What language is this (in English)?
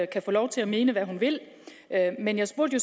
Danish